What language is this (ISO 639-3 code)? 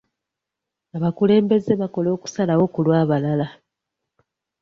lug